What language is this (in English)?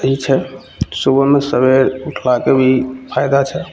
Maithili